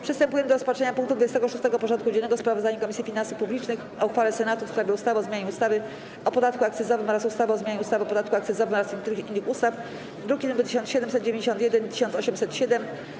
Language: Polish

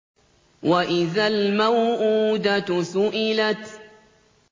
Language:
Arabic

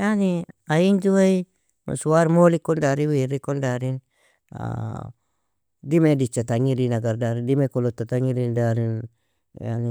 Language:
Nobiin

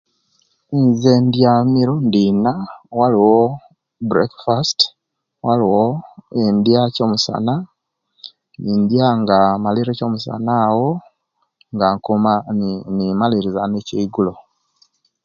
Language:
Kenyi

